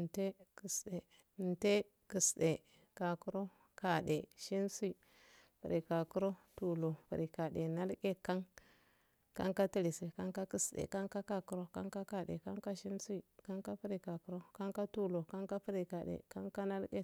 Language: Afade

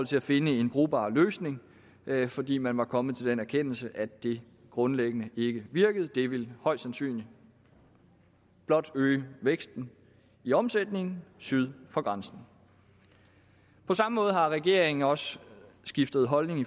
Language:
Danish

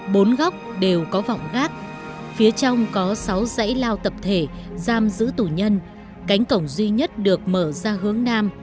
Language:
Vietnamese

